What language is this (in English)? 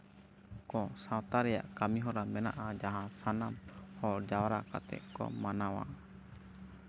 Santali